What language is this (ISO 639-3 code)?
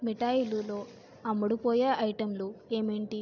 tel